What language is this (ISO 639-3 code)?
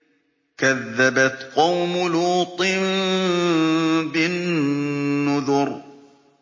ara